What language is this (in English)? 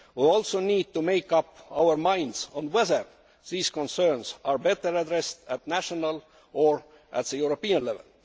English